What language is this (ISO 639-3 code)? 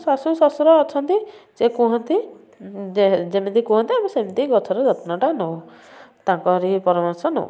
ori